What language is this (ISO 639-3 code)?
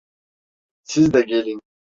tur